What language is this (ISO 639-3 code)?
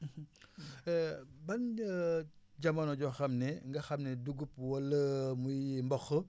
wol